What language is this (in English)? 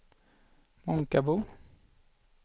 Swedish